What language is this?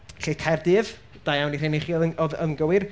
Welsh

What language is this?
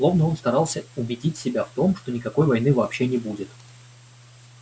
Russian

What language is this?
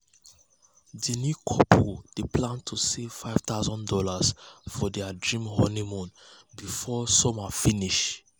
Nigerian Pidgin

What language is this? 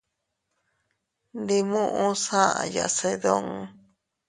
Teutila Cuicatec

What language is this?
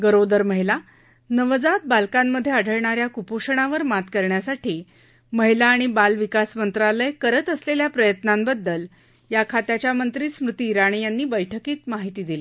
Marathi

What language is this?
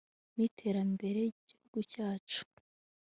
Kinyarwanda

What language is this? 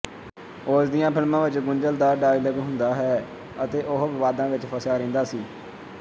Punjabi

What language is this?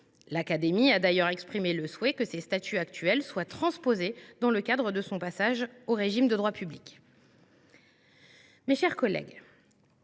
French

